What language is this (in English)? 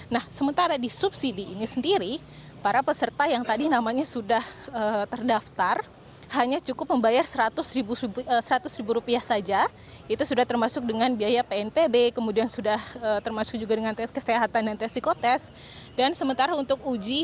Indonesian